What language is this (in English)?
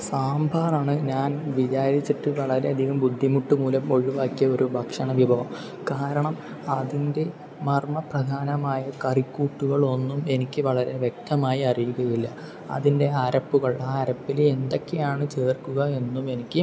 Malayalam